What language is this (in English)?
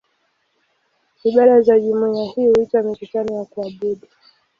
Swahili